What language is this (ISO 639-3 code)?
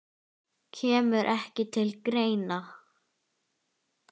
isl